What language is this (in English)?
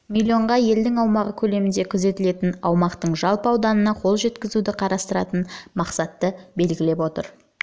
Kazakh